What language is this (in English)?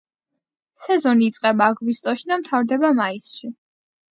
Georgian